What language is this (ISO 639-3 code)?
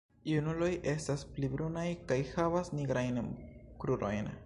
epo